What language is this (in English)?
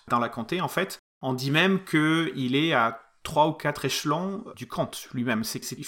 French